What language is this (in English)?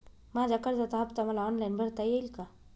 Marathi